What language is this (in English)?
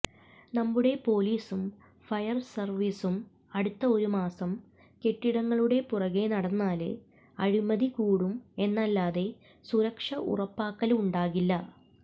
Malayalam